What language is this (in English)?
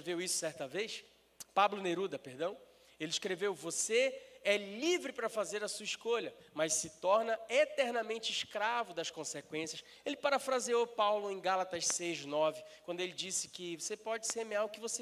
Portuguese